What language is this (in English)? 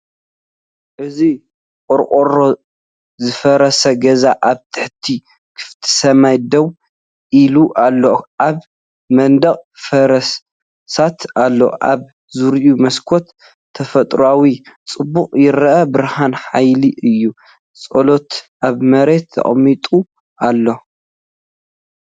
Tigrinya